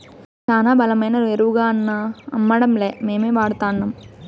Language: Telugu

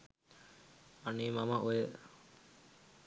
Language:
Sinhala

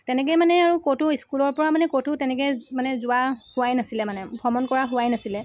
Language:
Assamese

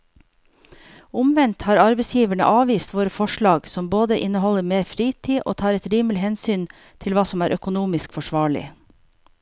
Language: Norwegian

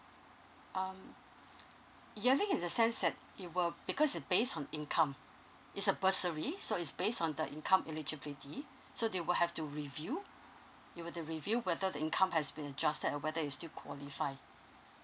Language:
English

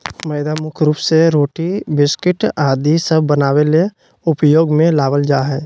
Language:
Magahi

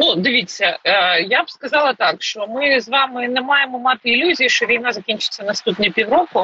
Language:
Ukrainian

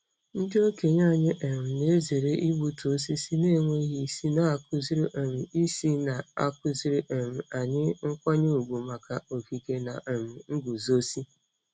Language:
Igbo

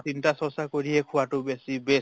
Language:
Assamese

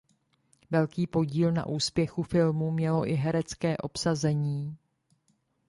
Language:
Czech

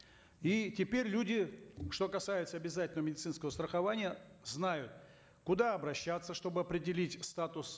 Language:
Kazakh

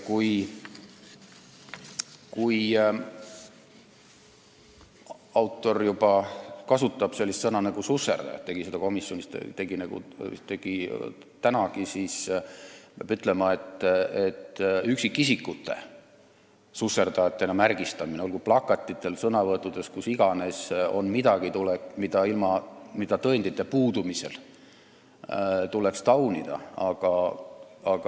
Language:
Estonian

